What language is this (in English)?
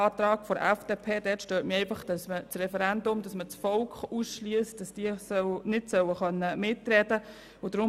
Swiss German